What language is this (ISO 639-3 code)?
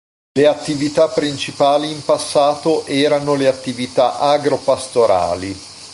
ita